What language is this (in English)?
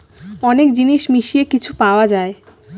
Bangla